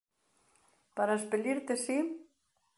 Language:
Galician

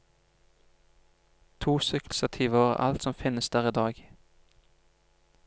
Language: Norwegian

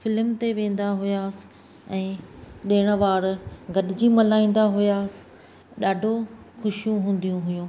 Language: Sindhi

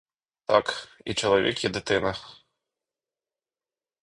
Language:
Ukrainian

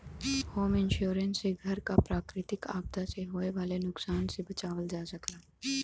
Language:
Bhojpuri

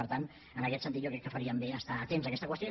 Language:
Catalan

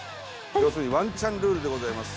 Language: Japanese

